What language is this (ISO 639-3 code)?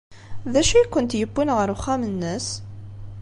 kab